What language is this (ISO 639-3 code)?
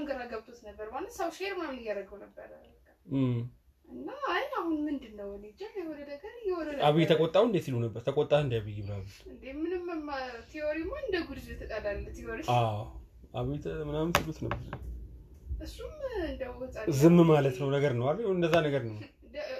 amh